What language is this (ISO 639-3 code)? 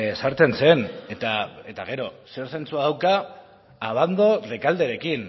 eus